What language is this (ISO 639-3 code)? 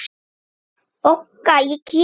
isl